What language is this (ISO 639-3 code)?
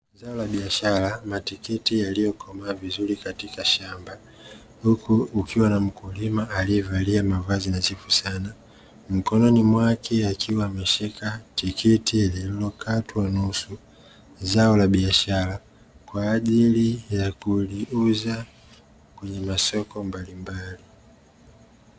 swa